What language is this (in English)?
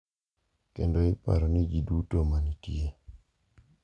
Luo (Kenya and Tanzania)